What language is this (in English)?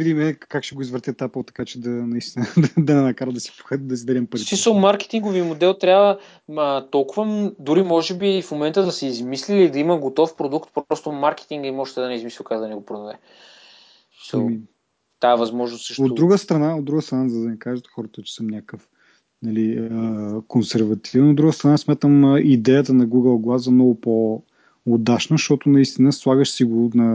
Bulgarian